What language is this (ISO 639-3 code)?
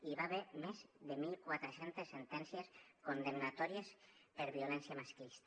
cat